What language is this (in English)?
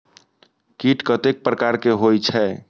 Maithili